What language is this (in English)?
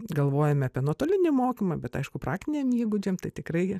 Lithuanian